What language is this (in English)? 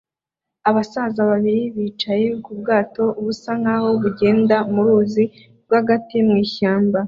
Kinyarwanda